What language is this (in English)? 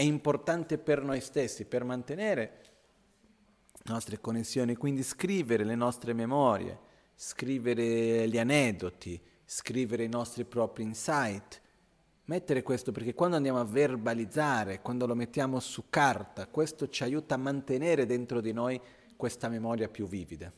Italian